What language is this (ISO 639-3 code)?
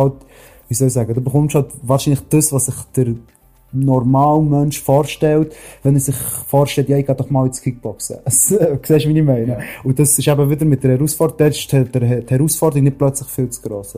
deu